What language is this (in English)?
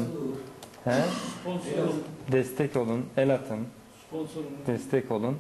Turkish